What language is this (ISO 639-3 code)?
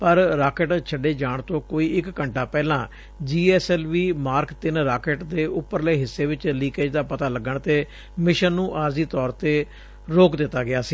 pan